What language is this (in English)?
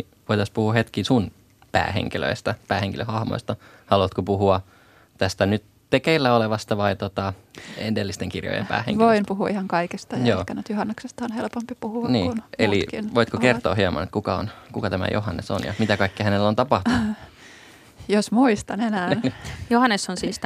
Finnish